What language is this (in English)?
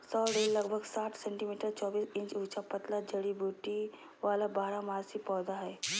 Magahi